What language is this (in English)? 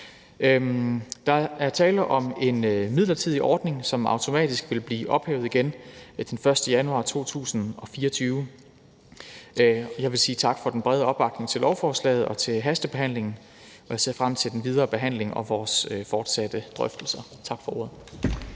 Danish